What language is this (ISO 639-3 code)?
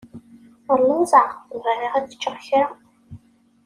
kab